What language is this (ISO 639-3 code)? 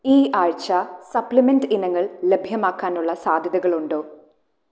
mal